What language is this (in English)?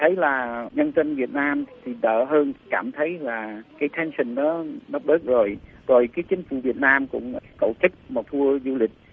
Vietnamese